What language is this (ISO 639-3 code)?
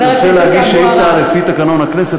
heb